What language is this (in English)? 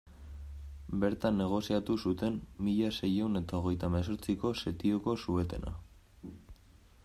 Basque